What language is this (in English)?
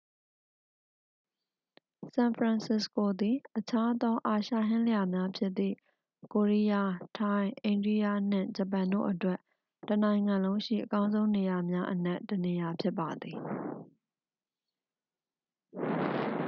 Burmese